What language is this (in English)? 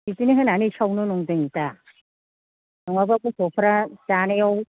Bodo